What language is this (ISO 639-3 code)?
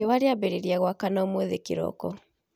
kik